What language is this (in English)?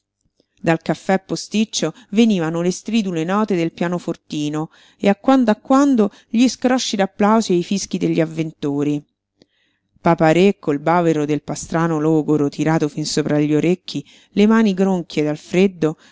Italian